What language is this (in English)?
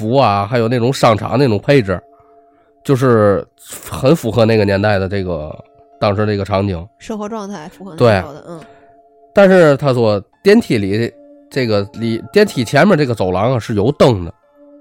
Chinese